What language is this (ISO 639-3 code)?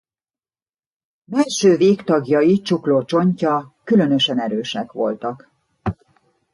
hun